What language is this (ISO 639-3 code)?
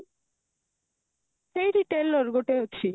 ori